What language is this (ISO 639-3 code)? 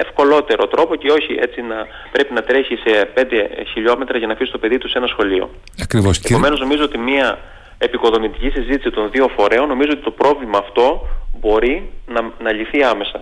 ell